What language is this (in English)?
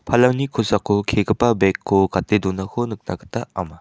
Garo